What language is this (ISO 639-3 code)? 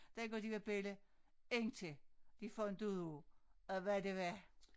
dan